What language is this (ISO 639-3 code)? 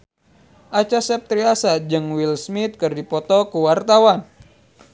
sun